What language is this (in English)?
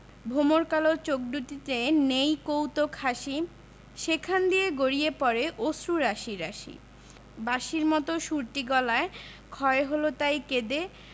Bangla